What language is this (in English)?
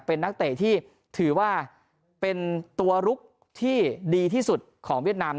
Thai